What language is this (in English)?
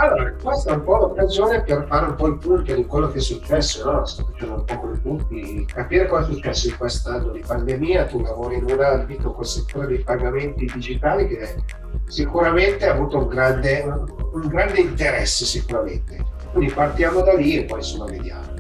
Italian